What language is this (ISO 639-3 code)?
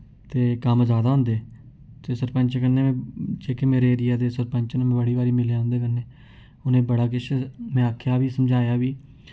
doi